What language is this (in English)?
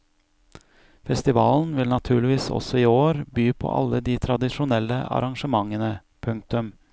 Norwegian